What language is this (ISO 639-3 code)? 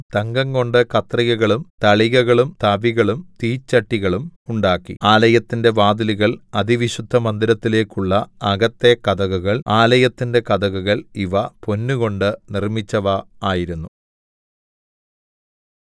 mal